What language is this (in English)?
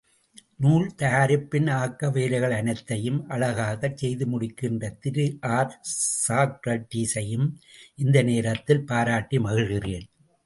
Tamil